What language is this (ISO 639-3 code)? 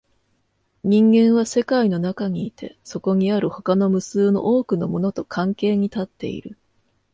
jpn